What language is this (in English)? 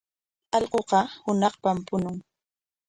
Corongo Ancash Quechua